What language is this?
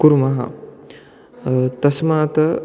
Sanskrit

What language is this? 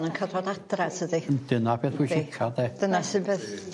Welsh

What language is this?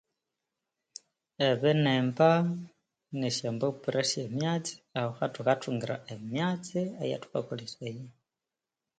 Konzo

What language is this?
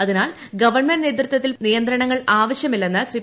Malayalam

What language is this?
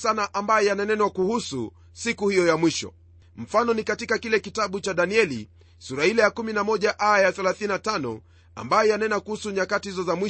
Swahili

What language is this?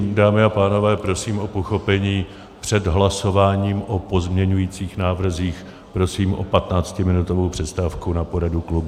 Czech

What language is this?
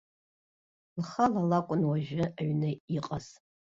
Abkhazian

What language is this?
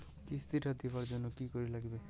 Bangla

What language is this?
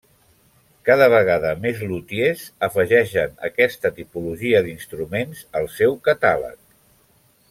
Catalan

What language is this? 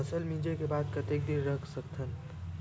Chhattisgarhi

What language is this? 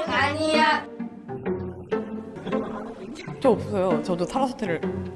Korean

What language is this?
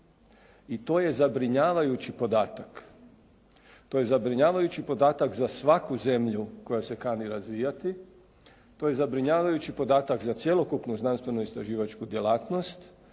Croatian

